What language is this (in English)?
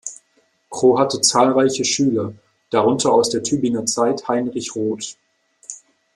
German